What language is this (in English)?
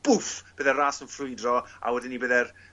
Welsh